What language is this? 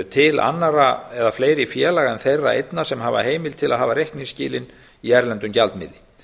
Icelandic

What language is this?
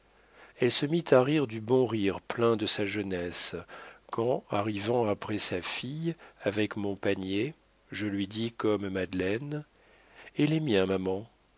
French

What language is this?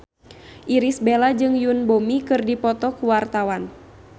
Sundanese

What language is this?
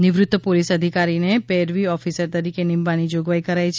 Gujarati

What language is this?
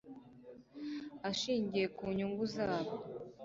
Kinyarwanda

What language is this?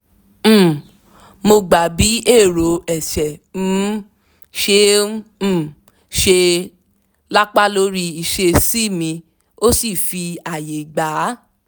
Yoruba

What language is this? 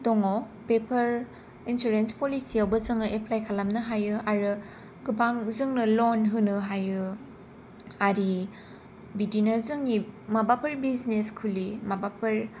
Bodo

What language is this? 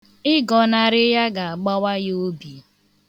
Igbo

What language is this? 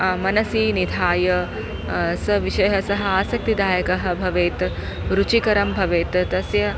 Sanskrit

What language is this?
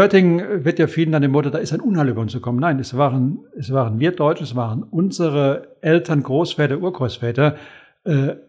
German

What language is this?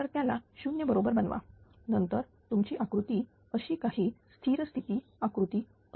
Marathi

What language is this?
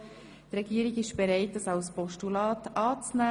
Swiss German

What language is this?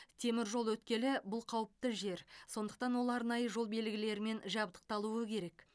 Kazakh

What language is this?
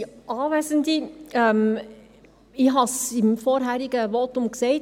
Swiss German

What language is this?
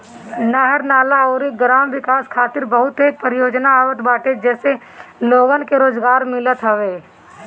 Bhojpuri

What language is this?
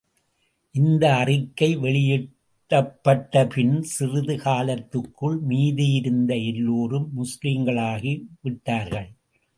Tamil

